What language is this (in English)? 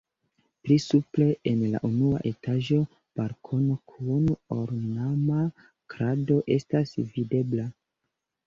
Esperanto